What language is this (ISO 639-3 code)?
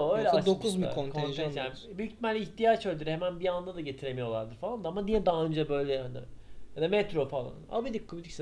tur